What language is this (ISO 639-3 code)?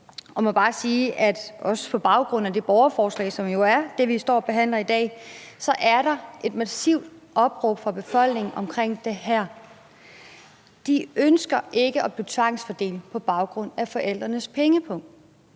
dan